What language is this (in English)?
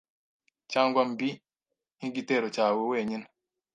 Kinyarwanda